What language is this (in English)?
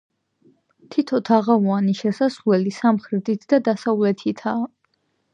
Georgian